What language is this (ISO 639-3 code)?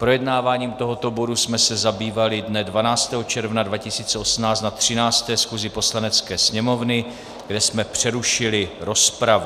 ces